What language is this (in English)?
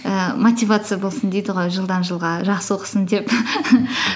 Kazakh